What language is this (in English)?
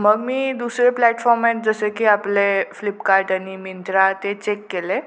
Marathi